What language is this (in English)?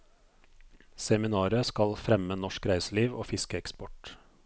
Norwegian